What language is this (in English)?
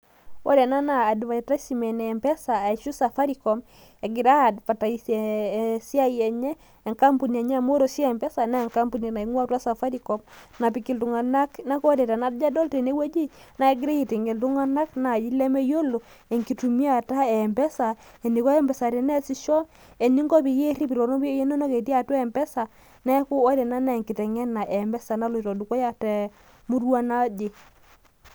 Masai